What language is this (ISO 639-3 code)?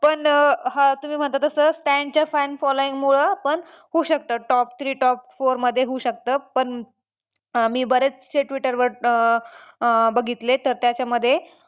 mar